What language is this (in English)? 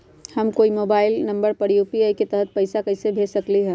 Magahi